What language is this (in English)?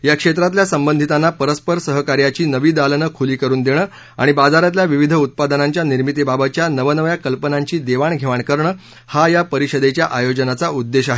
Marathi